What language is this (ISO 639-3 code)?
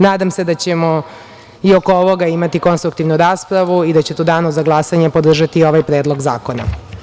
srp